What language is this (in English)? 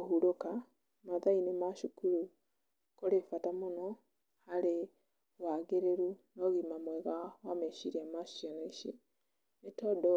Kikuyu